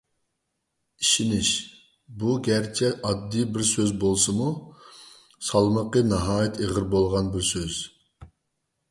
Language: Uyghur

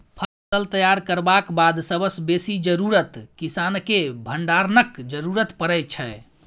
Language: Maithili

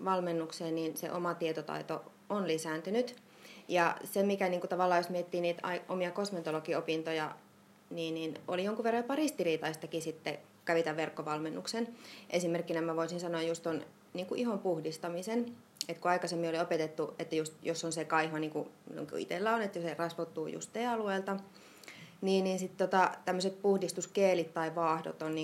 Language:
Finnish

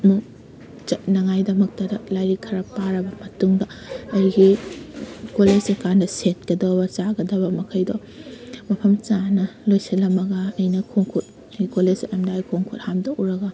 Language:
Manipuri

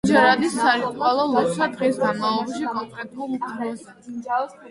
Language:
Georgian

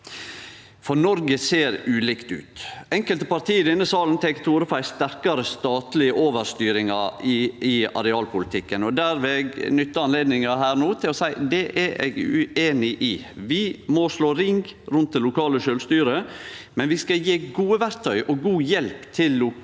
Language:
Norwegian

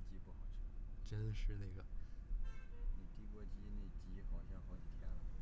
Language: Chinese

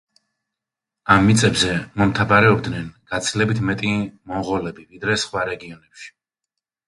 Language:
Georgian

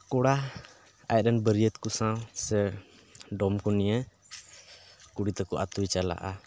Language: Santali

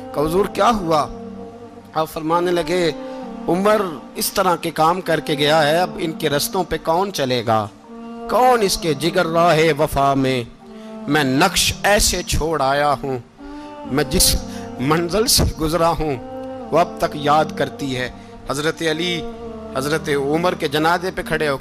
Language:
Urdu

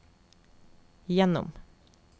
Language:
Norwegian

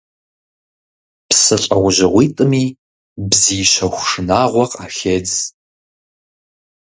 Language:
Kabardian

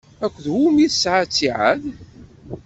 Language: Kabyle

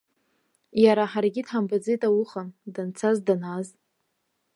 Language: Abkhazian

